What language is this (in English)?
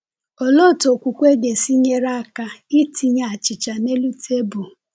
Igbo